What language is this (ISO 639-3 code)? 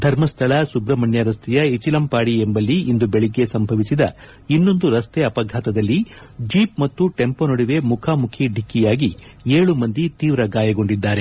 kan